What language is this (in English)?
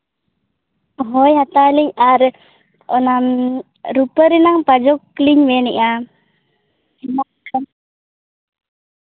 Santali